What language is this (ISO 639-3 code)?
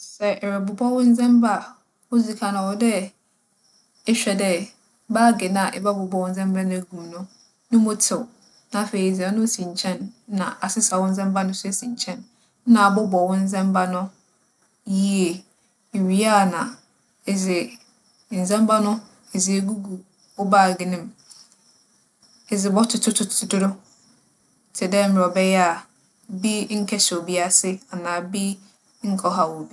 aka